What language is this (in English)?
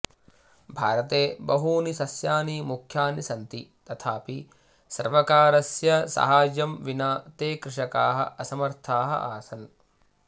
Sanskrit